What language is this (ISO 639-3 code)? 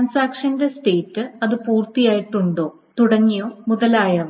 mal